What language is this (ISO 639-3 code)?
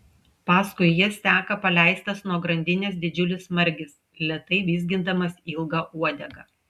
lit